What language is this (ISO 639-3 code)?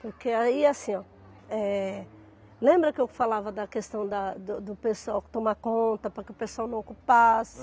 por